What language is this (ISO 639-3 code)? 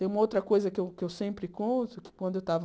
por